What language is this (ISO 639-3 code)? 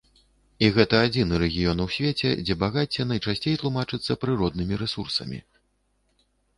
bel